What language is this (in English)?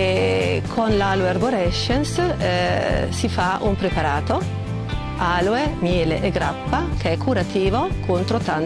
Italian